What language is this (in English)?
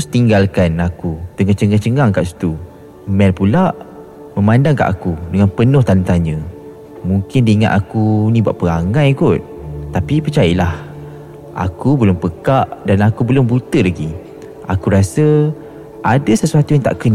Malay